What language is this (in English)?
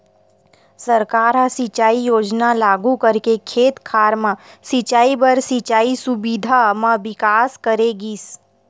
Chhattisgarhi